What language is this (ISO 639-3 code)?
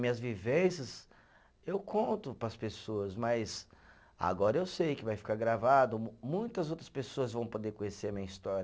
por